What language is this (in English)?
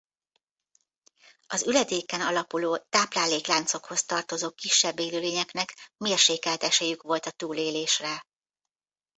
Hungarian